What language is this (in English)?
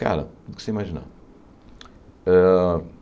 Portuguese